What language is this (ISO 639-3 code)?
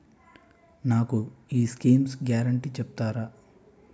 tel